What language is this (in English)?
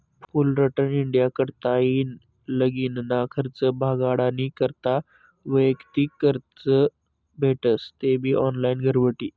Marathi